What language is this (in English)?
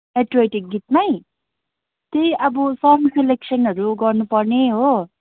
Nepali